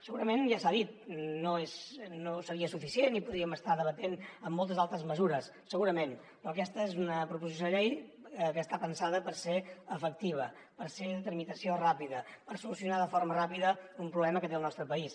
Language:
Catalan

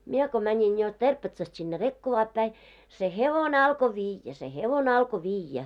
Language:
Finnish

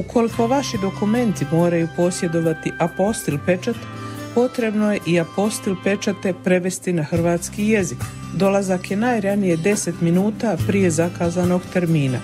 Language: Croatian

